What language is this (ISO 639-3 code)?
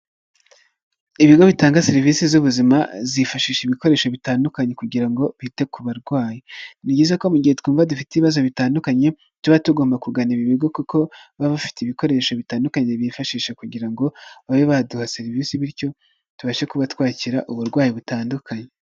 kin